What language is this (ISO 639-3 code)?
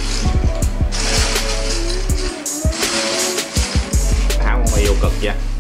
vie